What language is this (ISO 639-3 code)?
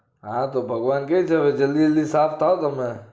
guj